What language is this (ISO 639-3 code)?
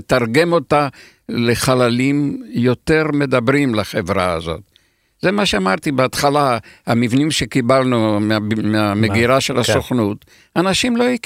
heb